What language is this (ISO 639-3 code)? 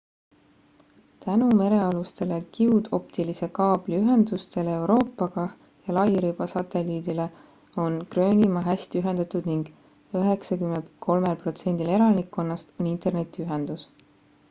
est